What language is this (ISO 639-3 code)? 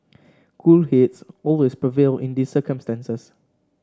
eng